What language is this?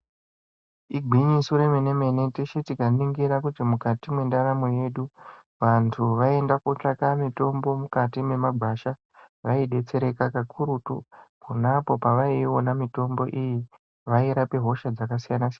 Ndau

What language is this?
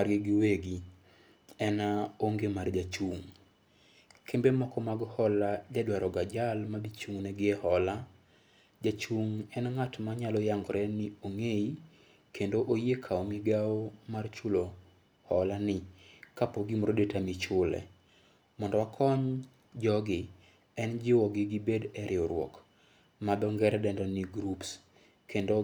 Luo (Kenya and Tanzania)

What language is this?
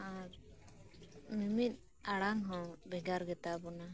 Santali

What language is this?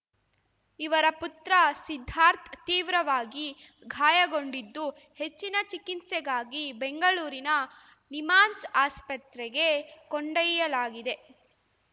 Kannada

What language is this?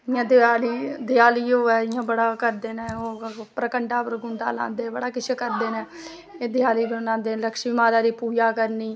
Dogri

